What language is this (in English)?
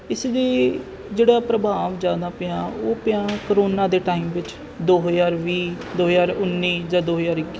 Punjabi